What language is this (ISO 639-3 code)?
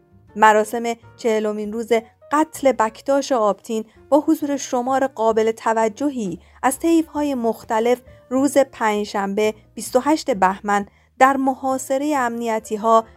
fas